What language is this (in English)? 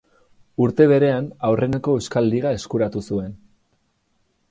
Basque